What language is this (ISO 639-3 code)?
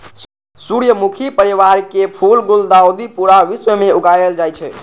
mai